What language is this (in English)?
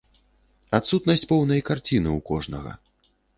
Belarusian